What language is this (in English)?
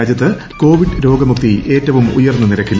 Malayalam